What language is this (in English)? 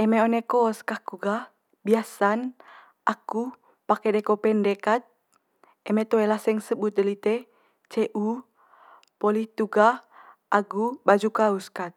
Manggarai